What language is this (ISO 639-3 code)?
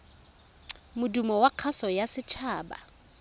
tsn